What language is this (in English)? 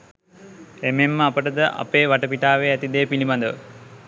Sinhala